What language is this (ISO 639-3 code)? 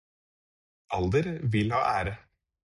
nob